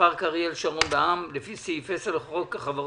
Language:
Hebrew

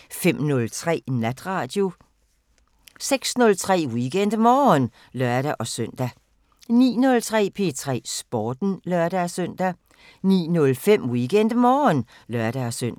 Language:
Danish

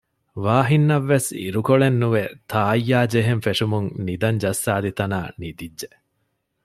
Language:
Divehi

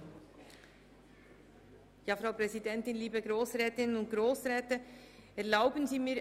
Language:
Swiss German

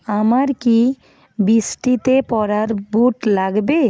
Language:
Bangla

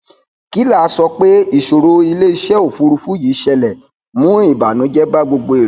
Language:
Yoruba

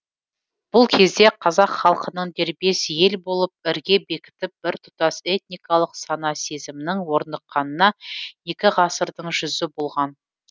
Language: Kazakh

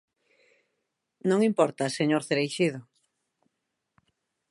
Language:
Galician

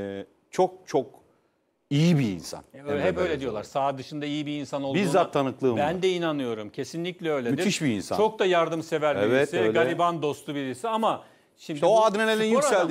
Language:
Turkish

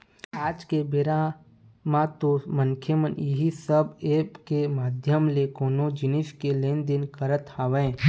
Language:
Chhattisgarhi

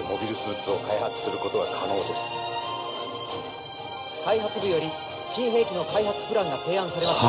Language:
Japanese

